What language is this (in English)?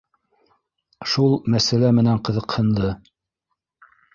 Bashkir